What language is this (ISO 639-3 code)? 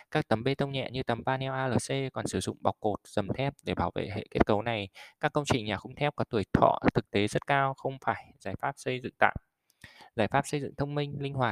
vie